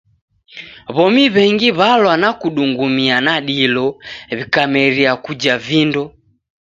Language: Taita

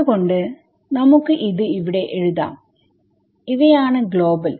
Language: Malayalam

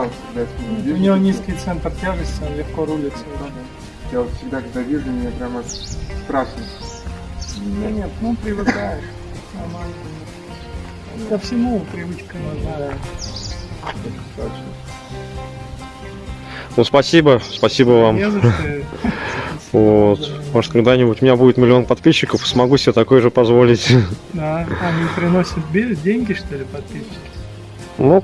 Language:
Russian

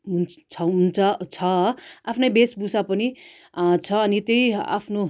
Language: Nepali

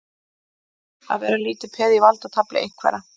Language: Icelandic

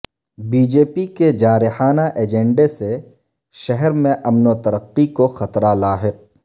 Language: Urdu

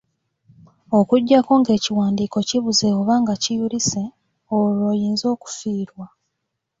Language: Ganda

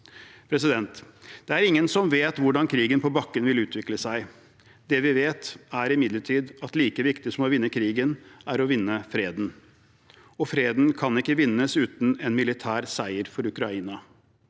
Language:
Norwegian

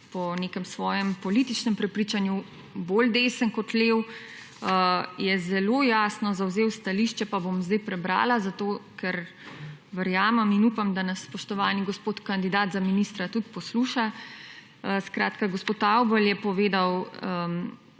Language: Slovenian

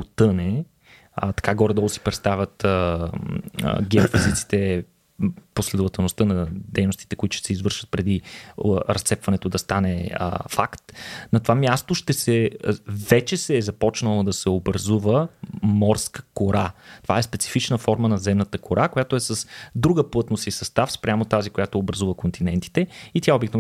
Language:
Bulgarian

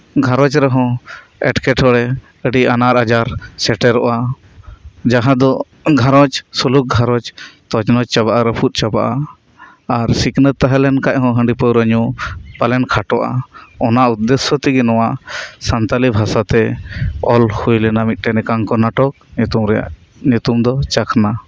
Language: Santali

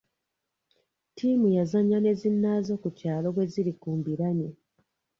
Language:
Ganda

